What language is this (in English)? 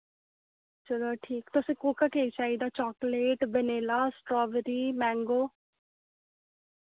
Dogri